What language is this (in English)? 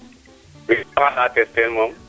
Serer